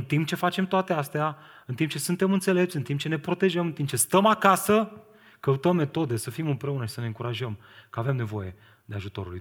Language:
Romanian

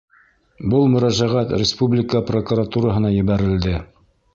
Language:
Bashkir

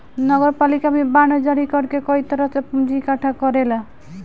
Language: Bhojpuri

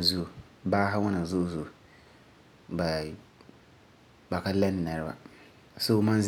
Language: Frafra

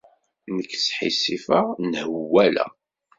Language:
Kabyle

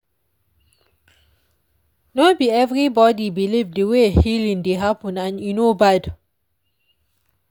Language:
Nigerian Pidgin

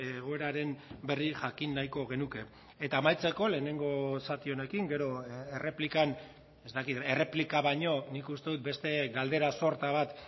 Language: Basque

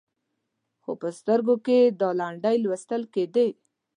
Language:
Pashto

